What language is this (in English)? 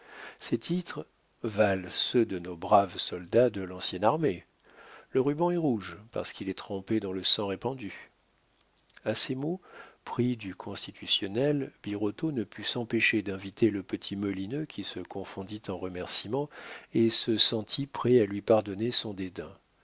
French